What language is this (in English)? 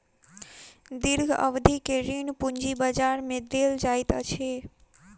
Maithili